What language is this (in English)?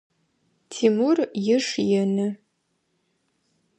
Adyghe